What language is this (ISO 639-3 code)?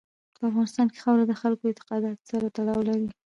pus